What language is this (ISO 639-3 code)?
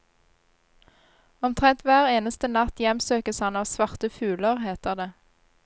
nor